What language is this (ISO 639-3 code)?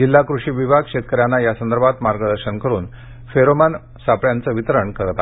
mar